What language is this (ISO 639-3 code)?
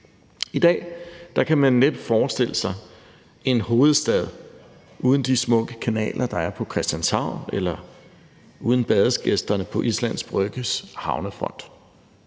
dan